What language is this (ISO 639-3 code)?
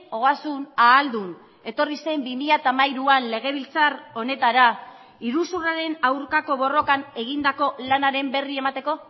eus